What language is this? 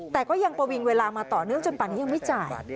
Thai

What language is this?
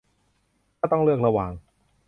Thai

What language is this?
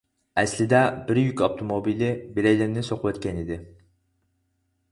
Uyghur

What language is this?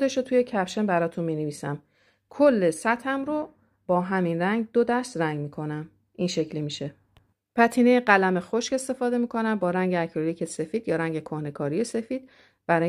Persian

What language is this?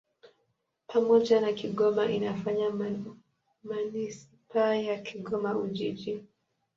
Swahili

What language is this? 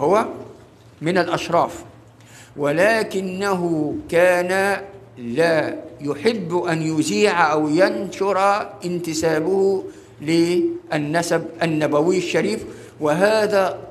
Arabic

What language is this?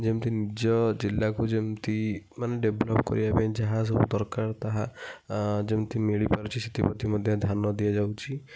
Odia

